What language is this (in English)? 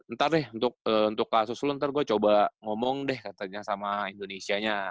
Indonesian